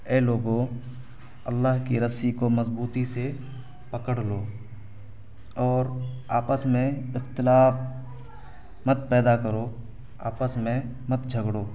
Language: Urdu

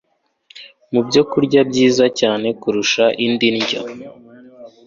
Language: Kinyarwanda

